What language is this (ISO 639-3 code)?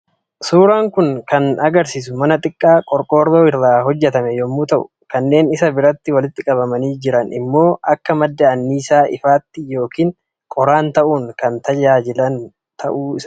orm